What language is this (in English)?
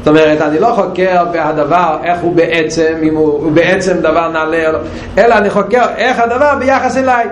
Hebrew